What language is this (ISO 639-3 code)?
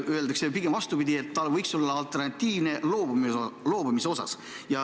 est